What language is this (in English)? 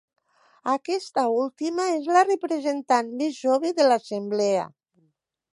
Catalan